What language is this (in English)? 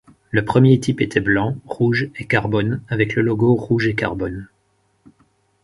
French